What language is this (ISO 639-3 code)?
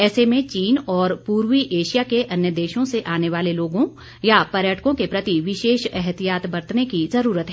hin